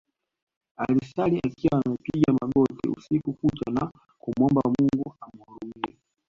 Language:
Swahili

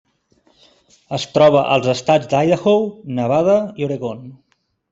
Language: Catalan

